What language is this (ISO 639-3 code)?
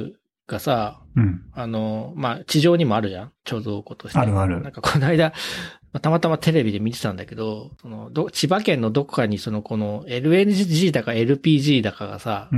jpn